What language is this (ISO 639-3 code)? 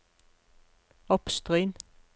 nor